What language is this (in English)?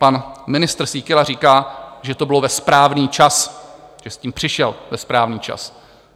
Czech